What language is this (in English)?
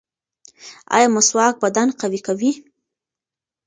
Pashto